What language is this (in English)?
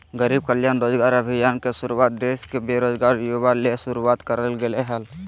Magahi